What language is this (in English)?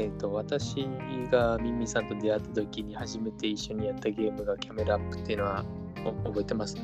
Japanese